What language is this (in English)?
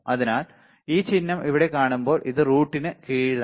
Malayalam